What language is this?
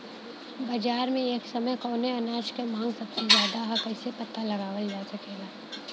Bhojpuri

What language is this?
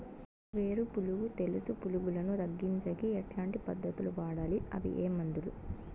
Telugu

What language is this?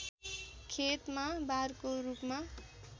Nepali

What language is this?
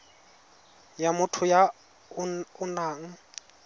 Tswana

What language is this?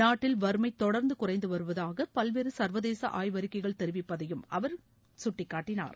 Tamil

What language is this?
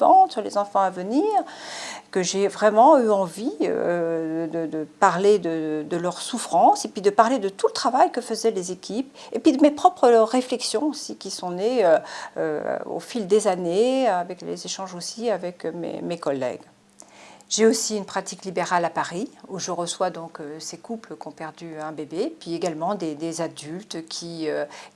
French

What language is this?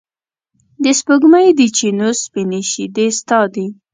Pashto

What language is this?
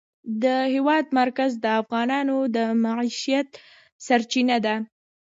Pashto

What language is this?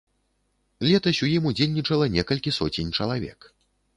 Belarusian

